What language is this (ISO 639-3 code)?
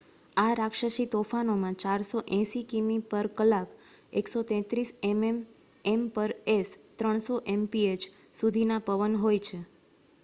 guj